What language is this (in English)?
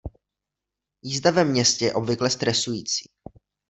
Czech